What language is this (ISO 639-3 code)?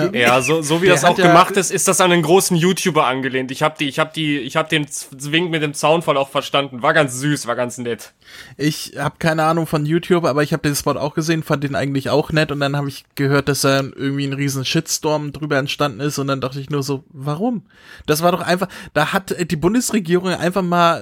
deu